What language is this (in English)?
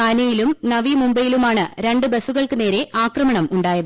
Malayalam